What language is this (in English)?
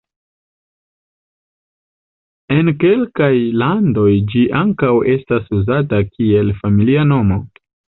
Esperanto